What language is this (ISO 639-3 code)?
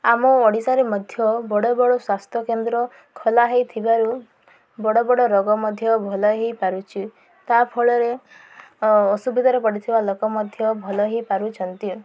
ori